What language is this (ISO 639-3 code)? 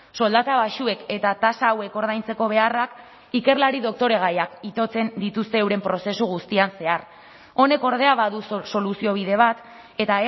eus